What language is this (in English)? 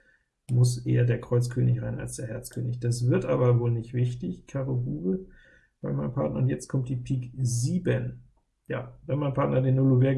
German